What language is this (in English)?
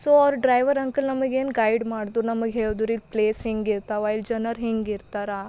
Kannada